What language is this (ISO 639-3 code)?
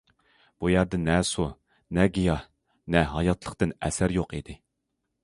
uig